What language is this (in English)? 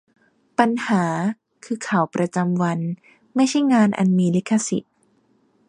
Thai